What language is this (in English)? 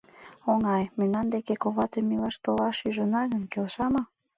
Mari